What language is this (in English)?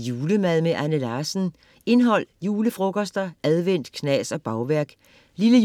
Danish